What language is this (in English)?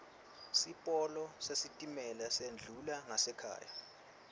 Swati